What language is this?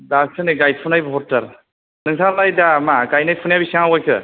Bodo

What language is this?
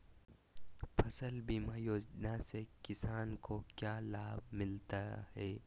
Magahi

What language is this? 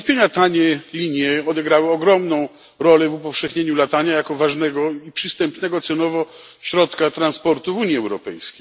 Polish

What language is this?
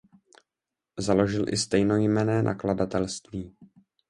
Czech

